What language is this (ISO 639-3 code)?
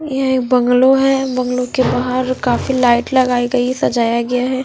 hin